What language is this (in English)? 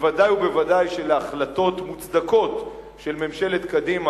Hebrew